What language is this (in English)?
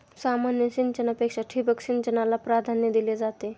Marathi